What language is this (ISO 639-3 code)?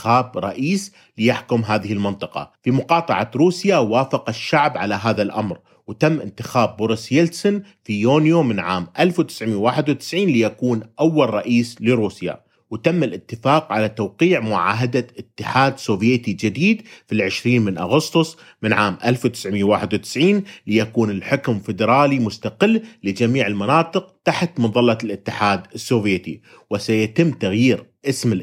ara